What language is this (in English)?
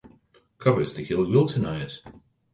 Latvian